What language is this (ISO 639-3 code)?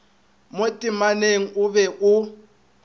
nso